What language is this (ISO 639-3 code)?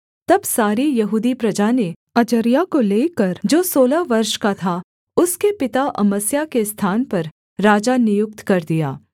hin